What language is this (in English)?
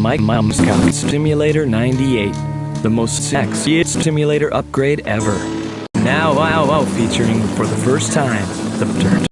English